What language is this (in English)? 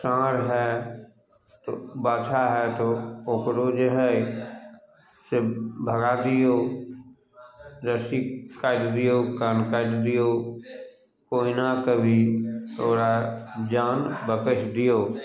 Maithili